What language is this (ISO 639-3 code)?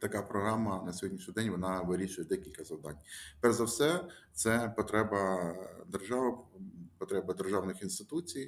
ukr